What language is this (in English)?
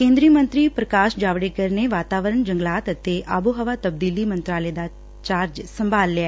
Punjabi